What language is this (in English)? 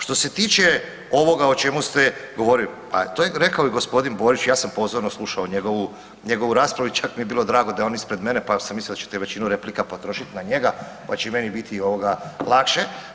Croatian